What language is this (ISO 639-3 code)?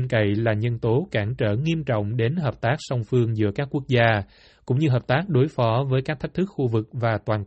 vie